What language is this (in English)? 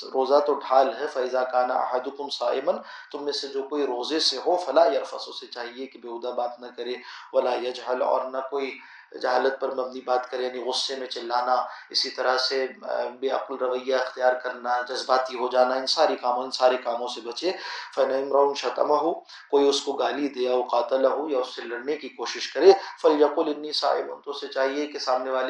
Arabic